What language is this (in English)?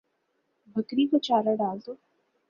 Urdu